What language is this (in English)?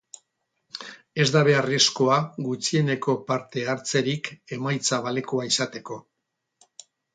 Basque